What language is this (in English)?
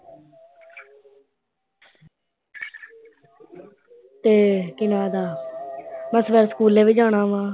Punjabi